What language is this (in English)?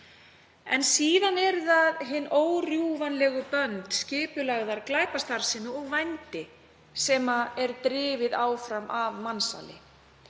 Icelandic